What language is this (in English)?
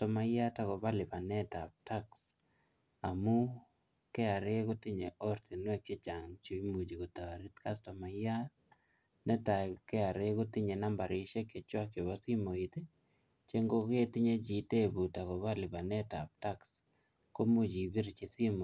Kalenjin